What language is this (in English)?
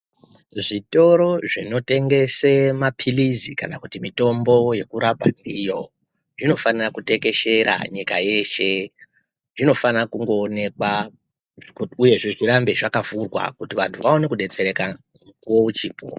Ndau